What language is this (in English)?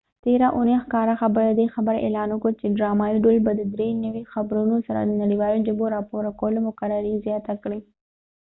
Pashto